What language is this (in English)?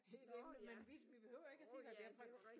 Danish